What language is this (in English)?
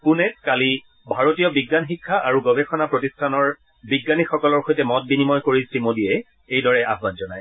Assamese